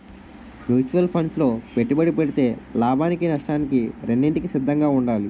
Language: Telugu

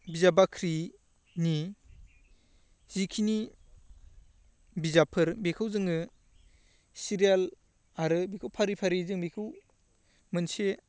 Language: Bodo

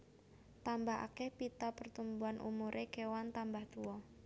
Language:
Javanese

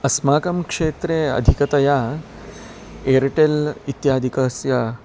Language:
Sanskrit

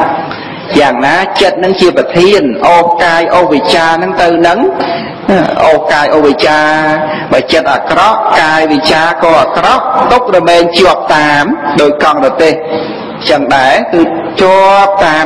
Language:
Thai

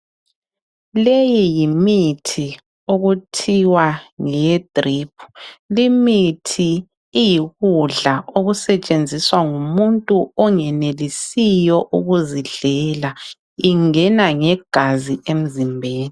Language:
North Ndebele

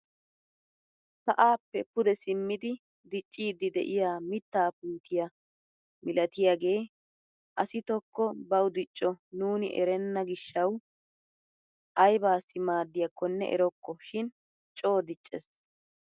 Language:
Wolaytta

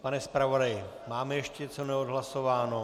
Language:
Czech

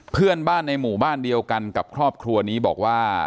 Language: Thai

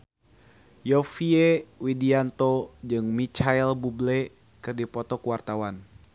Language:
Sundanese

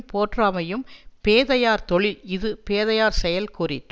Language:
Tamil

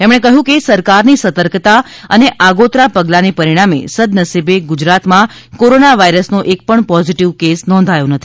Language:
Gujarati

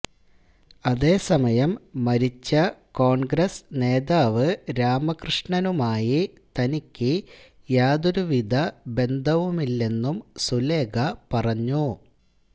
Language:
Malayalam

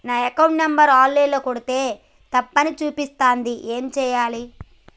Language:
Telugu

